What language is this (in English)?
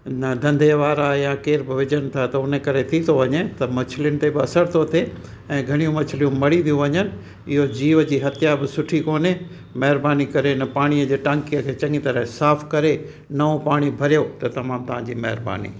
Sindhi